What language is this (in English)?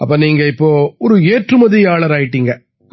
Tamil